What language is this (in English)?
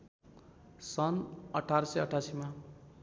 Nepali